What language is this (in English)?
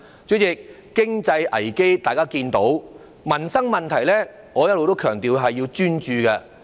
Cantonese